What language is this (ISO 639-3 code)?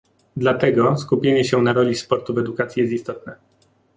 pol